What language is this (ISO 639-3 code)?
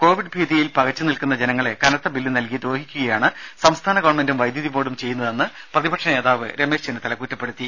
mal